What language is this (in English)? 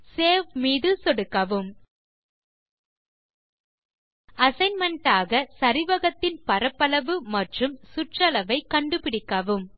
Tamil